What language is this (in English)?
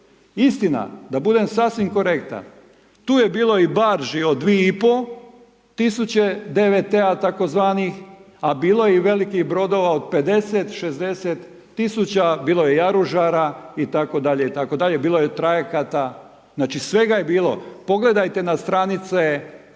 Croatian